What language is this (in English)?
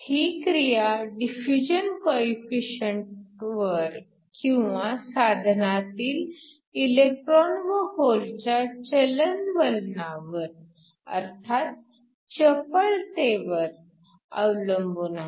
Marathi